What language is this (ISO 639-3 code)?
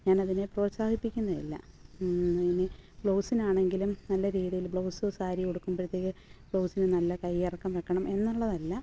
mal